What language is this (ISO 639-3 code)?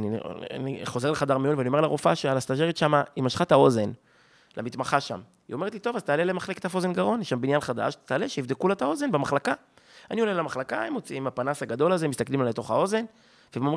heb